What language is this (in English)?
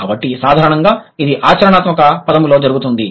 Telugu